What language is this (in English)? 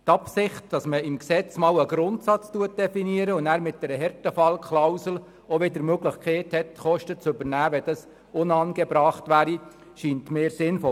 Swiss German